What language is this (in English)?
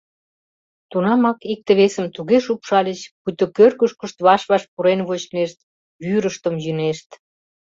Mari